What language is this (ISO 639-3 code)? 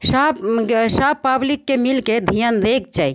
mai